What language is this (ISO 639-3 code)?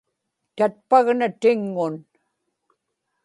ipk